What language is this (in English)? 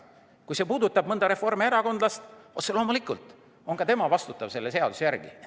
Estonian